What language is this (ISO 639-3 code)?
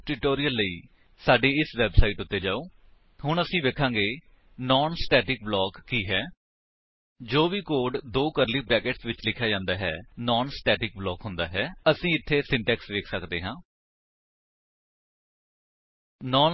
pan